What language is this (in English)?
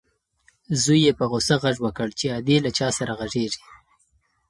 Pashto